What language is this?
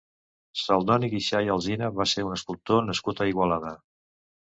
Catalan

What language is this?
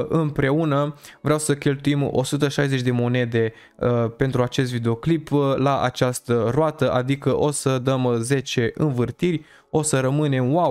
Romanian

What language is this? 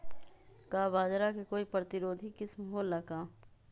Magahi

